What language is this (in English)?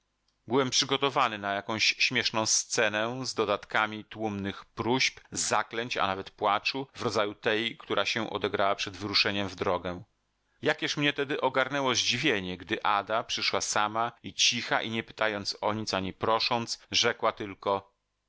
Polish